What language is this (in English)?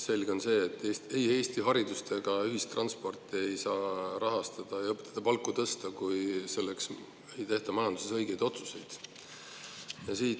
Estonian